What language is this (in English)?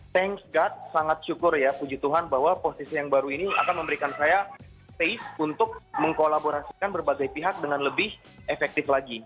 Indonesian